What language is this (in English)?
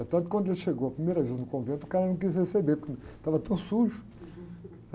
Portuguese